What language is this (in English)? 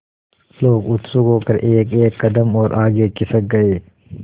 Hindi